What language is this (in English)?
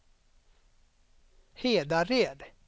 Swedish